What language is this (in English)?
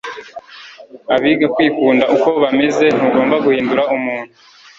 Kinyarwanda